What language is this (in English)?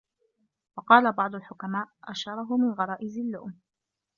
Arabic